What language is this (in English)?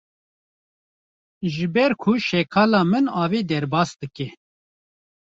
Kurdish